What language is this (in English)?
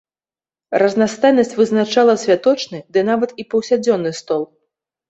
Belarusian